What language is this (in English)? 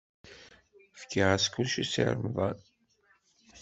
Kabyle